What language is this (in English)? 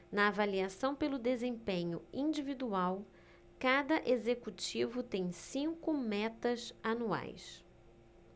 Portuguese